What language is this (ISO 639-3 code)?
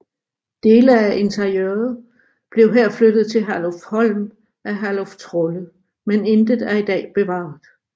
dan